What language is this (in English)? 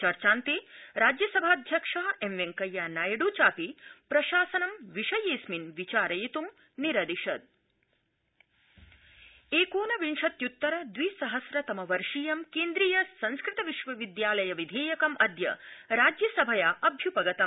Sanskrit